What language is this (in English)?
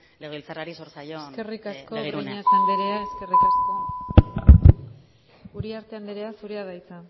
Basque